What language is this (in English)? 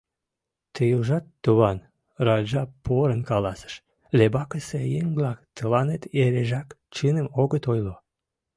Mari